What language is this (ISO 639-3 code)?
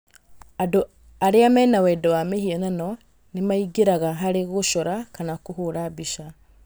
kik